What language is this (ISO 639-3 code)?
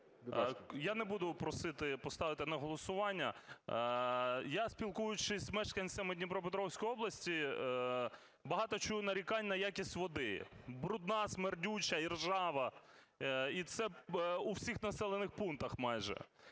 ukr